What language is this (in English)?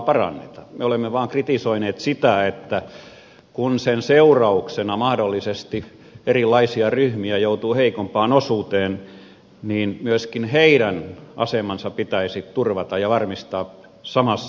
Finnish